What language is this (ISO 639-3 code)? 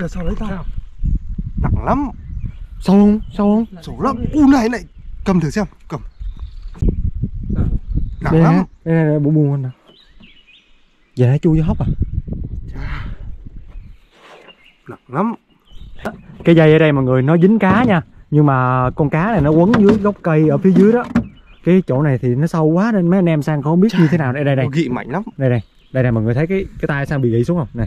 vie